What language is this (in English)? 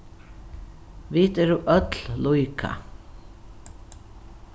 Faroese